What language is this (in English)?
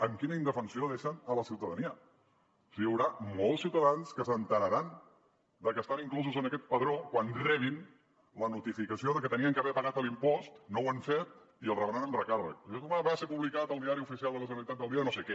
Catalan